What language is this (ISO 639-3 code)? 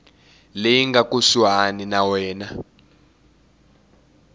tso